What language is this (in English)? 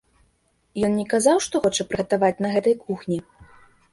Belarusian